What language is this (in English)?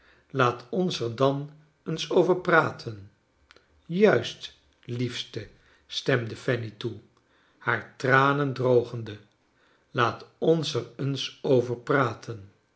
Dutch